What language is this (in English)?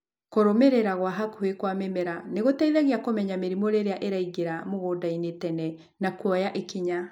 Kikuyu